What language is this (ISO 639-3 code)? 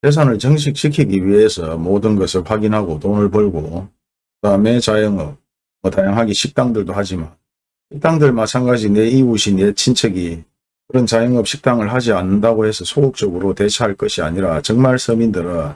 kor